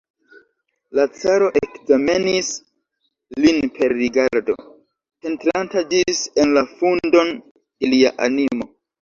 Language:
Esperanto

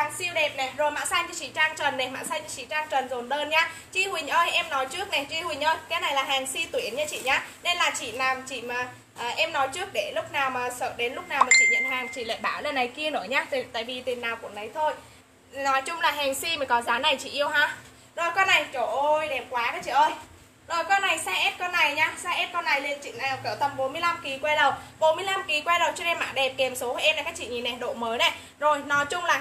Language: Vietnamese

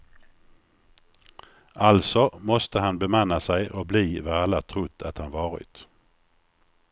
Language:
Swedish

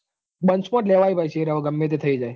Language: Gujarati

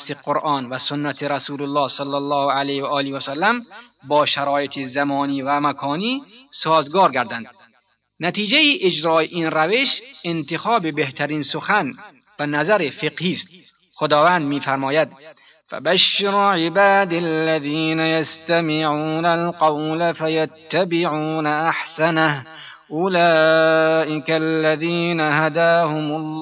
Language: Persian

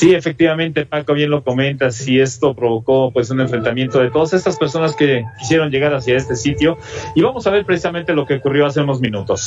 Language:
Spanish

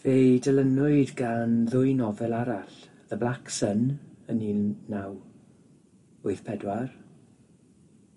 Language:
Welsh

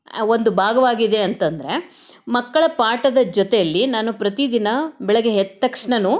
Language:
Kannada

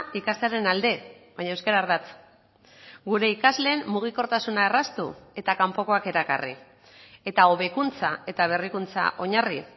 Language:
Basque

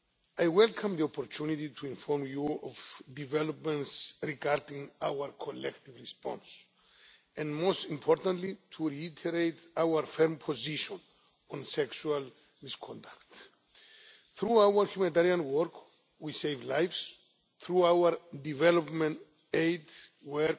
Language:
English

